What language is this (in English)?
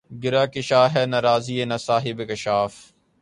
Urdu